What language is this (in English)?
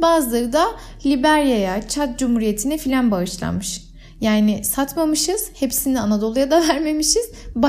Turkish